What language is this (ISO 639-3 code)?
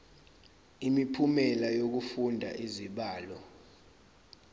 zul